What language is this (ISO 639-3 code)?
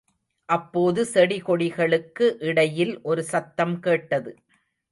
tam